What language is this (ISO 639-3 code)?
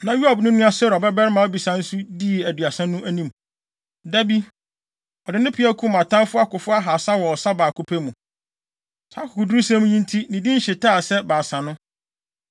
aka